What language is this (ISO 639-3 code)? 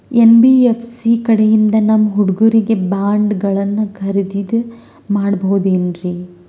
kan